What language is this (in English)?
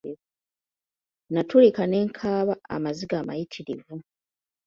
Ganda